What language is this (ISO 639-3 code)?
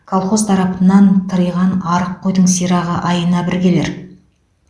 kaz